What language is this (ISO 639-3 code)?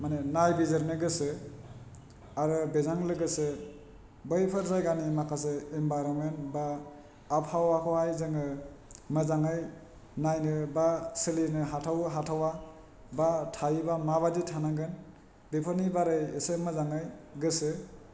brx